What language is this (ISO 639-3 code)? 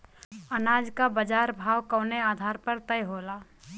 bho